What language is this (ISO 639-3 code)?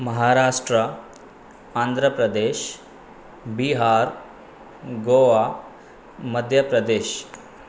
snd